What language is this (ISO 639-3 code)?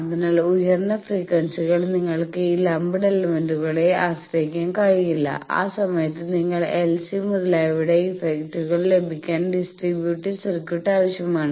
mal